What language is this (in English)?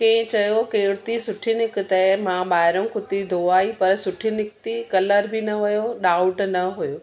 Sindhi